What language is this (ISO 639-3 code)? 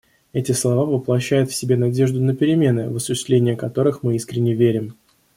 rus